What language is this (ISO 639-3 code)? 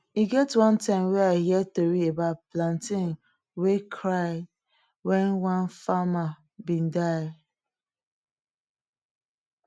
pcm